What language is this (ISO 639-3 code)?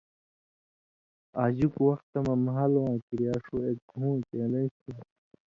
mvy